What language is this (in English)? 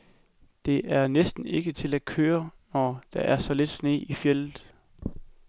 Danish